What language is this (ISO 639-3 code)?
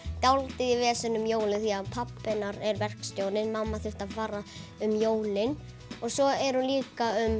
isl